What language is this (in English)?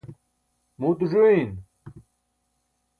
Burushaski